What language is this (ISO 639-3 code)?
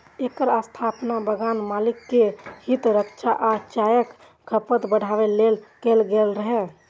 mai